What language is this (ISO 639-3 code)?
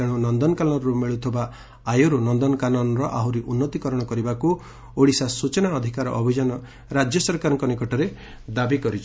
ori